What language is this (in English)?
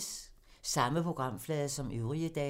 Danish